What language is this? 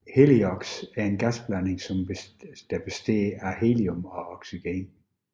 Danish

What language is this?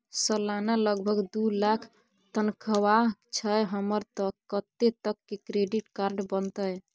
Maithili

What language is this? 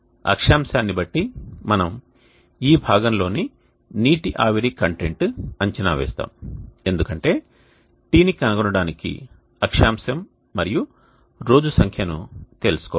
Telugu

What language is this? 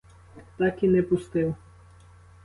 Ukrainian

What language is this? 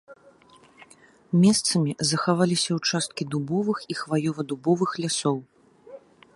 Belarusian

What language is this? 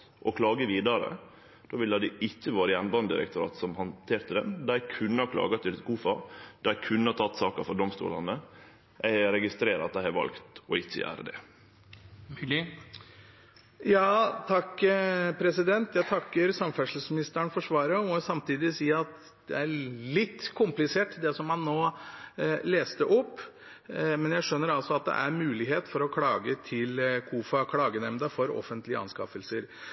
Norwegian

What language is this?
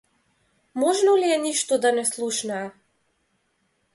Macedonian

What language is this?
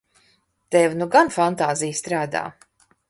Latvian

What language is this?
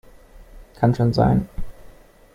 German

